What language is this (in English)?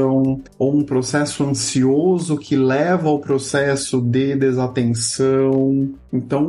Portuguese